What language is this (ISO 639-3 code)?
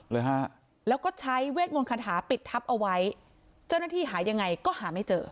tha